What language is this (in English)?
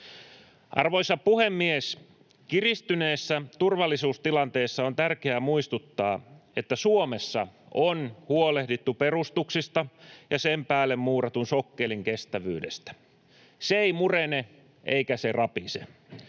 Finnish